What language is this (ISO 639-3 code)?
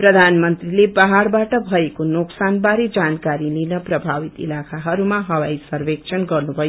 nep